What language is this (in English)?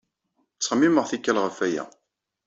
Kabyle